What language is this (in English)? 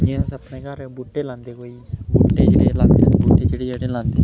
Dogri